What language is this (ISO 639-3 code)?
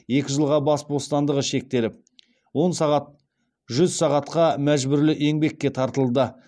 kaz